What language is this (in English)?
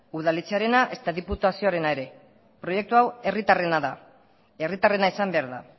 Basque